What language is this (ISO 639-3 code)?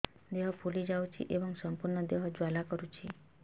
ori